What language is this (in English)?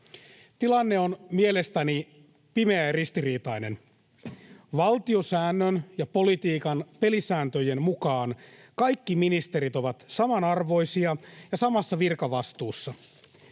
Finnish